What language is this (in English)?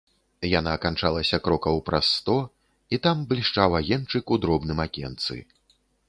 Belarusian